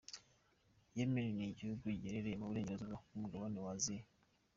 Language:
Kinyarwanda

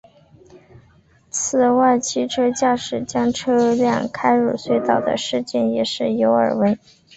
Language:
Chinese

